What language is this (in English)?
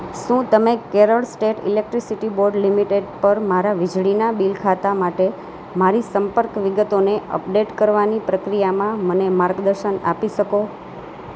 Gujarati